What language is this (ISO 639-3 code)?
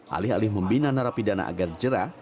ind